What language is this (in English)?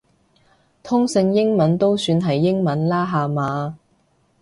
Cantonese